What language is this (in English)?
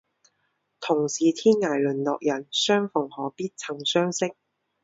Chinese